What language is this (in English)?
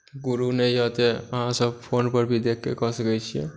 Maithili